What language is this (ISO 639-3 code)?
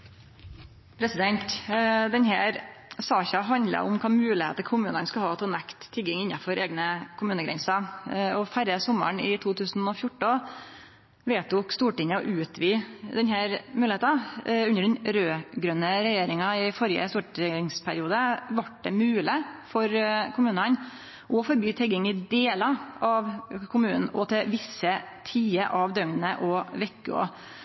nno